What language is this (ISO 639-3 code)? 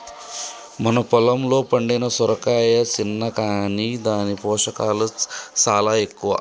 tel